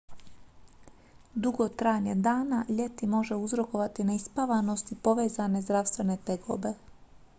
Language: Croatian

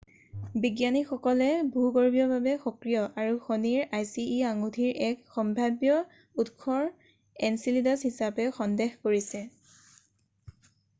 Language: Assamese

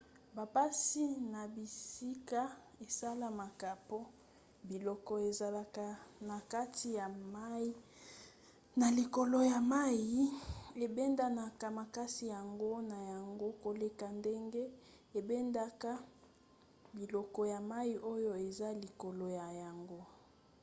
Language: Lingala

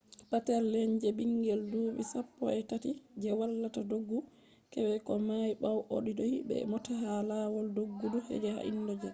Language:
Fula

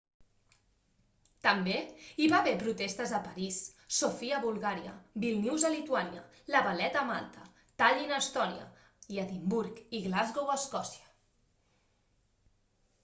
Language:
Catalan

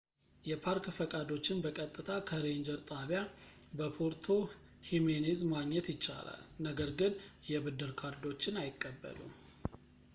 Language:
Amharic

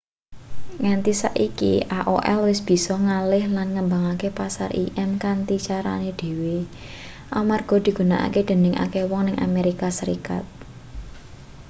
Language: Javanese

